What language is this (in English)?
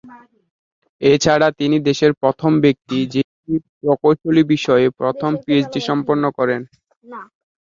Bangla